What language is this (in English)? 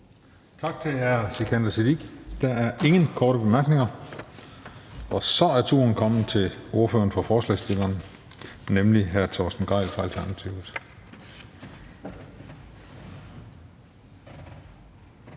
Danish